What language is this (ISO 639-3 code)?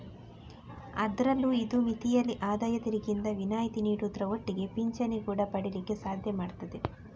kan